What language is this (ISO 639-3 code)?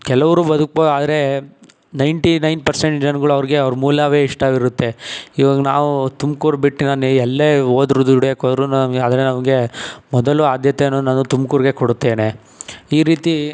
kan